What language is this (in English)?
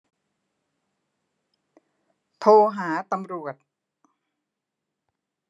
Thai